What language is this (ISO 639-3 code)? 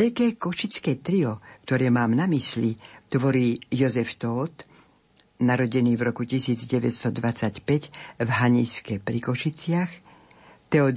slk